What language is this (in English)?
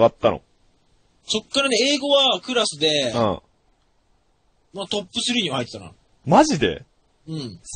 Japanese